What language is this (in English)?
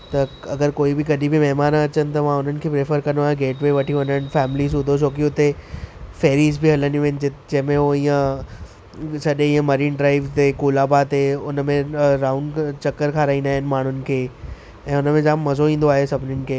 Sindhi